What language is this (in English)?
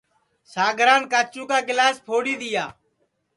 Sansi